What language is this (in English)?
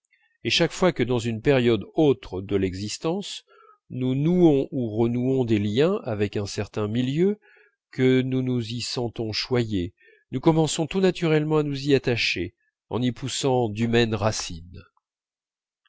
French